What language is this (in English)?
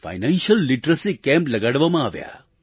Gujarati